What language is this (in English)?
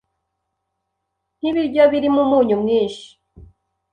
Kinyarwanda